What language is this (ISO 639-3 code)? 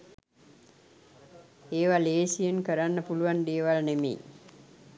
sin